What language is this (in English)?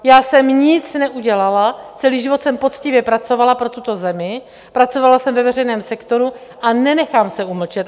Czech